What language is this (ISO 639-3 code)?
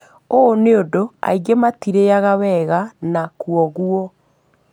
kik